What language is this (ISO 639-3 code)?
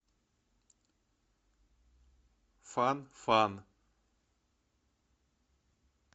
rus